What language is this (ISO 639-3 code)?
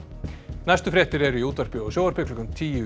isl